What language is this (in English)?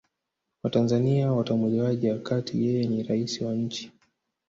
Swahili